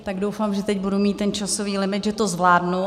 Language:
Czech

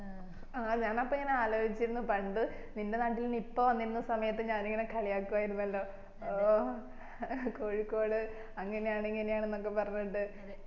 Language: Malayalam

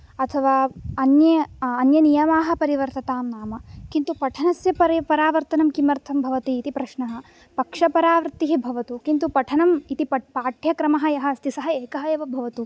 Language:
Sanskrit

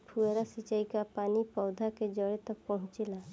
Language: Bhojpuri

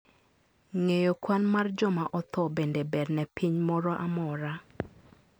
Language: Luo (Kenya and Tanzania)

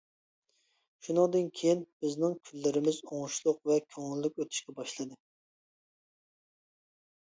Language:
Uyghur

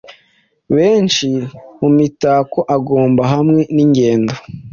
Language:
Kinyarwanda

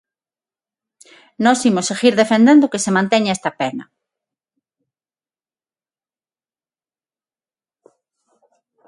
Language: Galician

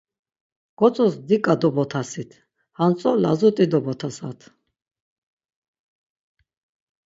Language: Laz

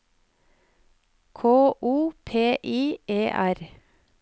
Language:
Norwegian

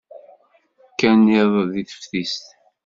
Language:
Kabyle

